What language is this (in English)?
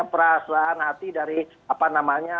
Indonesian